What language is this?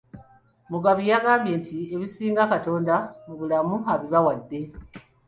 Ganda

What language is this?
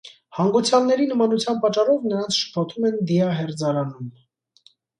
Armenian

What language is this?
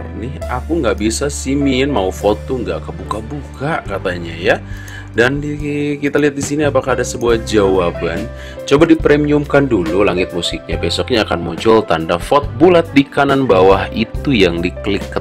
Indonesian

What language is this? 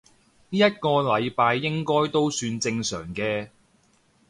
Cantonese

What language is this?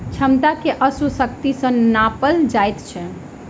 Maithili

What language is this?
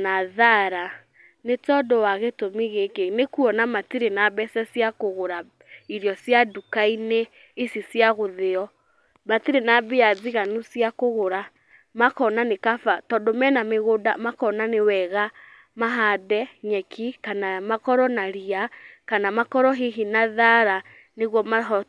Kikuyu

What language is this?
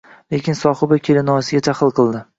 Uzbek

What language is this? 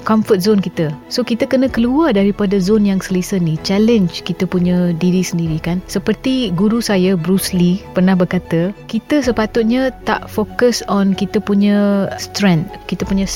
Malay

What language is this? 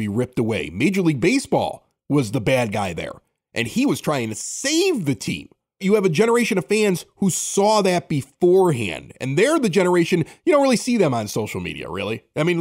English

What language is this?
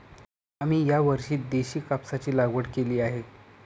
Marathi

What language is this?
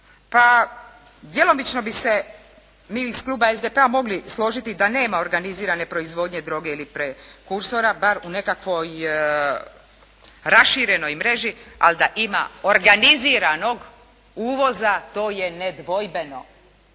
Croatian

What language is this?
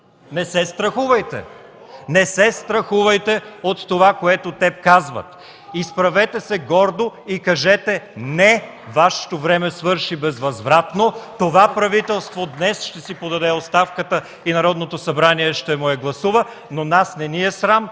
Bulgarian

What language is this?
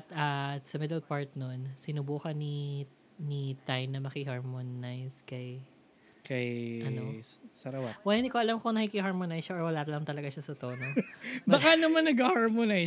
Filipino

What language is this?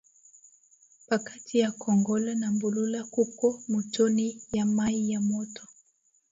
Swahili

